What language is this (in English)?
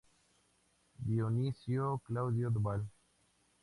Spanish